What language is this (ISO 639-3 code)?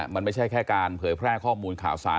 tha